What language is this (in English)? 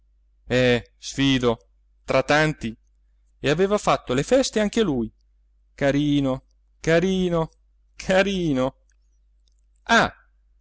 Italian